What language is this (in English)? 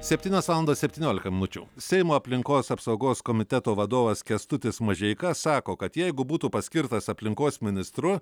Lithuanian